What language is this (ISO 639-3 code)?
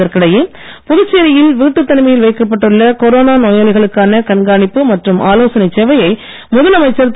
tam